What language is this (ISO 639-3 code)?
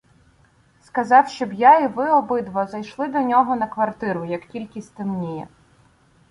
ukr